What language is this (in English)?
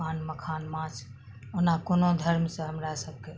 Maithili